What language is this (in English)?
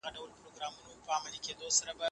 Pashto